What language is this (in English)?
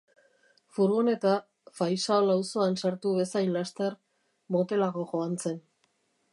Basque